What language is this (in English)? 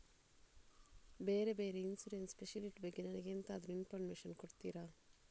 Kannada